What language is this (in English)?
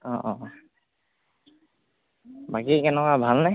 Assamese